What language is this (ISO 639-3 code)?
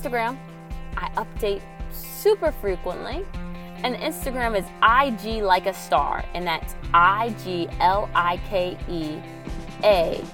eng